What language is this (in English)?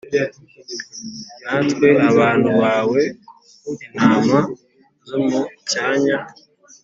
Kinyarwanda